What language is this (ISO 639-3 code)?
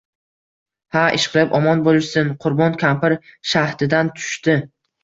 uzb